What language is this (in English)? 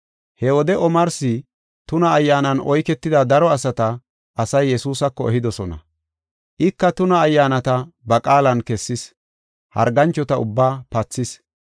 Gofa